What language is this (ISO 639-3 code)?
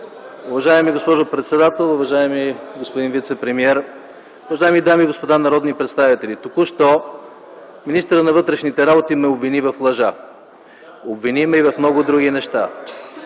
bul